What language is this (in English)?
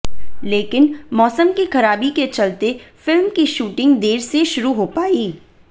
Hindi